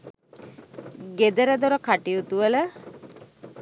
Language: Sinhala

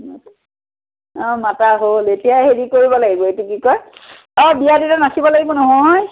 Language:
Assamese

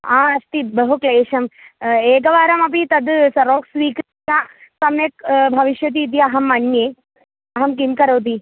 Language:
Sanskrit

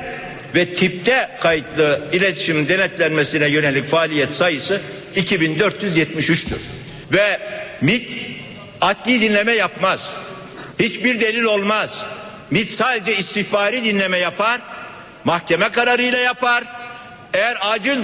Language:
Turkish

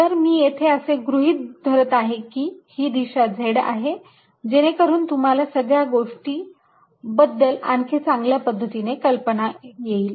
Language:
Marathi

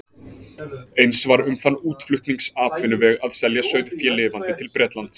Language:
Icelandic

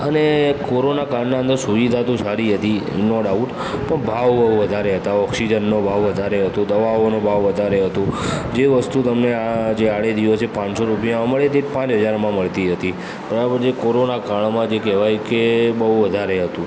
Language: Gujarati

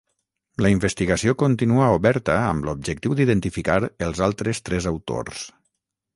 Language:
Catalan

